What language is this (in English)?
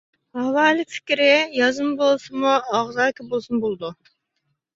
Uyghur